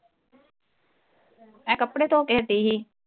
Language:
Punjabi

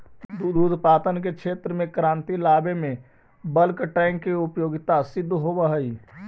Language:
Magahi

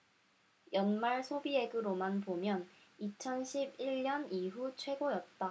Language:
Korean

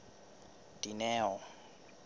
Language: Southern Sotho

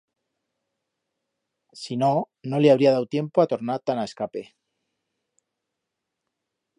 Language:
Aragonese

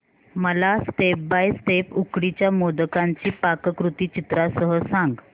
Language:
Marathi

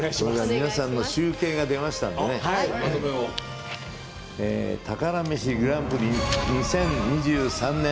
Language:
Japanese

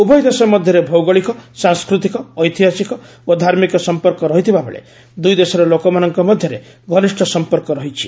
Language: Odia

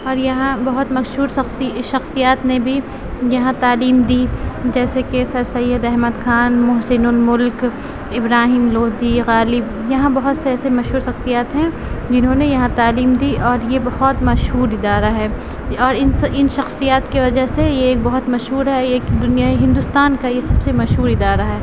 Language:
Urdu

